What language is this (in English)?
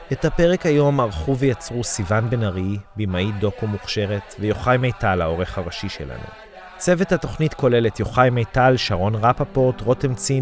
Hebrew